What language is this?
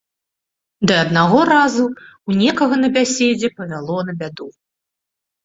Belarusian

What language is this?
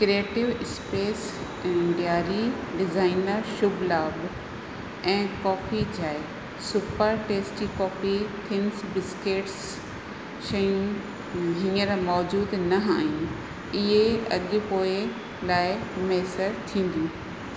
Sindhi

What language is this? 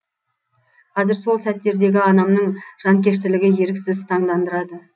Kazakh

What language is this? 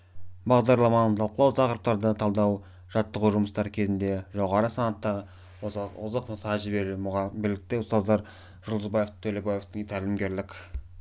Kazakh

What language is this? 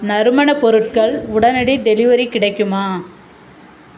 Tamil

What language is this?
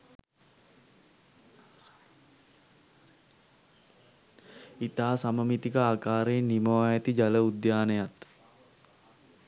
Sinhala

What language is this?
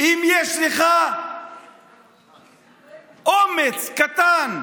Hebrew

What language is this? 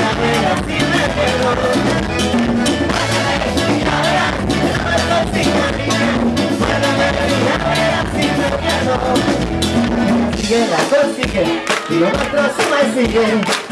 Indonesian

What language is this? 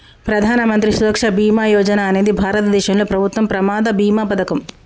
Telugu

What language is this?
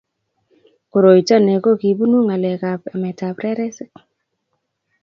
Kalenjin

